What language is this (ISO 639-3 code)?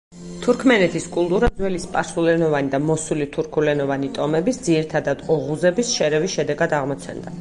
kat